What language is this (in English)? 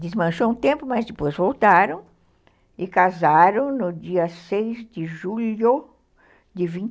Portuguese